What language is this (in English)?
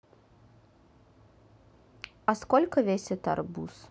Russian